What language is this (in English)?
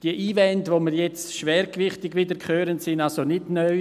Swiss German